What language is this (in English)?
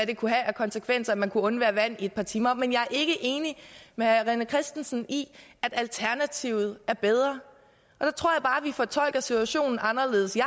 Danish